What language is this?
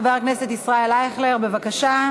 Hebrew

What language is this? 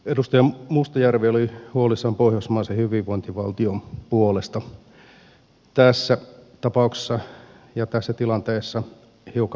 Finnish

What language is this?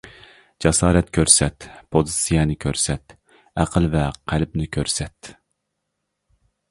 Uyghur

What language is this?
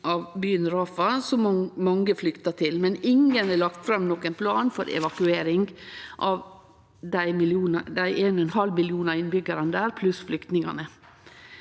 Norwegian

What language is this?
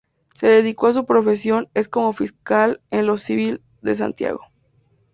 Spanish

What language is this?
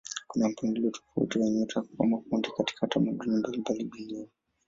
Swahili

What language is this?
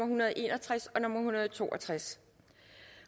Danish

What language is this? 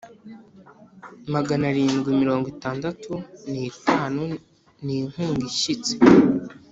Kinyarwanda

